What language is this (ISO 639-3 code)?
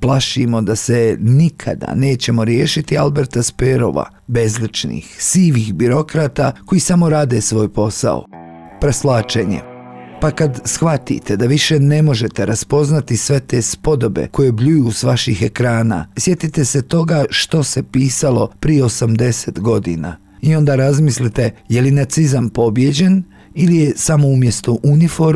hrv